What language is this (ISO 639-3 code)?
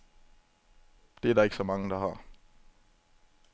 dan